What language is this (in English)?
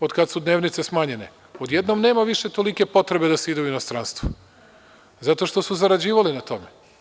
Serbian